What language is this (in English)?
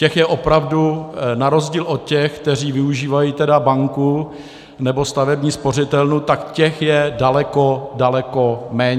Czech